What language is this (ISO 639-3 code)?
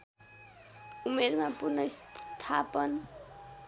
nep